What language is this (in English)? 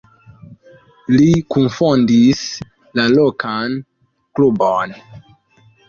Esperanto